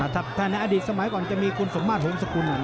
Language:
Thai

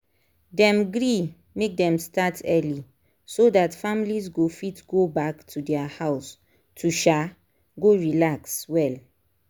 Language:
Nigerian Pidgin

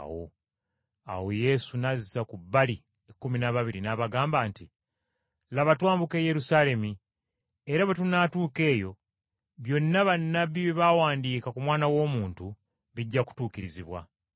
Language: Ganda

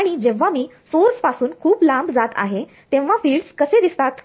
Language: Marathi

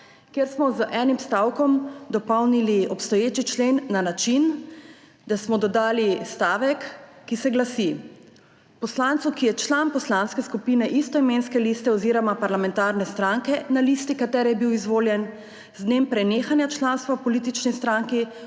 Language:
Slovenian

